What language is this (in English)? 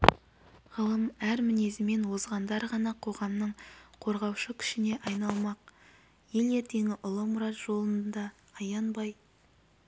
Kazakh